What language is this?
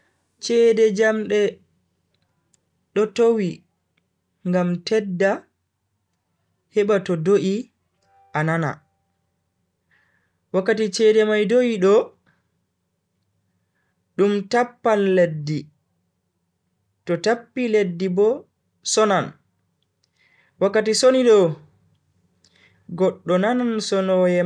Bagirmi Fulfulde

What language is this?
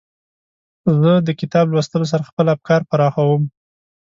Pashto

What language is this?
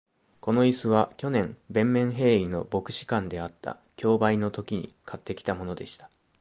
Japanese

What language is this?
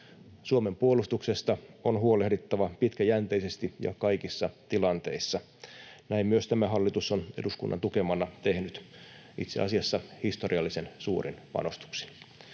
Finnish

